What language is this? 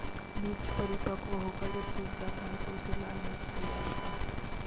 Hindi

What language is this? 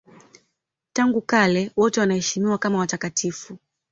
Swahili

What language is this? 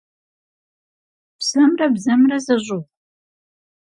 Kabardian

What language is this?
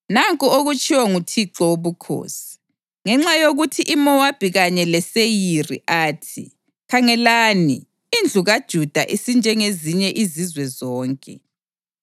North Ndebele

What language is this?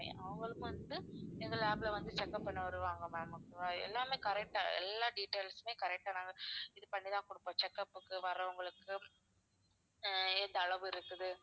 Tamil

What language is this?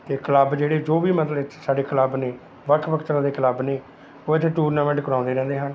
Punjabi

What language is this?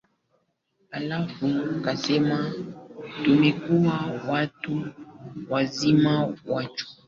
Swahili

